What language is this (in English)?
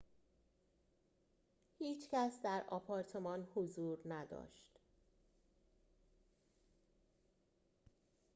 Persian